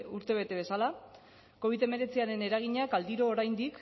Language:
Basque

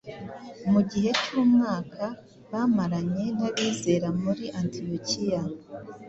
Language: Kinyarwanda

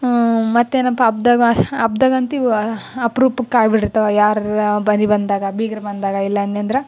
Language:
Kannada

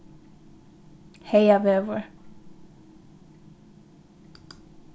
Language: Faroese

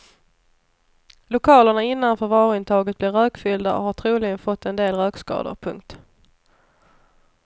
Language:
Swedish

